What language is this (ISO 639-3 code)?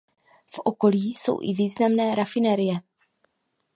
ces